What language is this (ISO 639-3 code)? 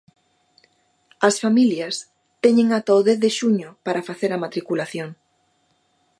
glg